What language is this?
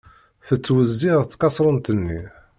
Kabyle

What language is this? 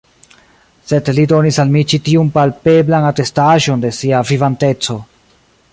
Esperanto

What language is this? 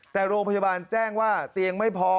Thai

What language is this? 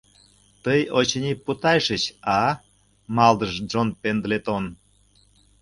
Mari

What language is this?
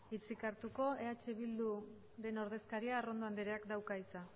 Basque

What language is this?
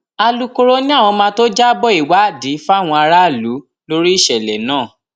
Yoruba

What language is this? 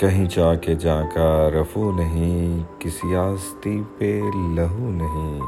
Urdu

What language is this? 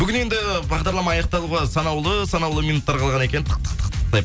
Kazakh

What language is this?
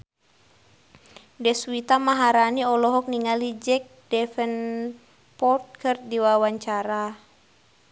Sundanese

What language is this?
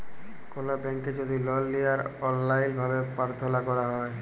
Bangla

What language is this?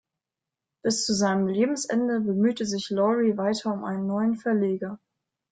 German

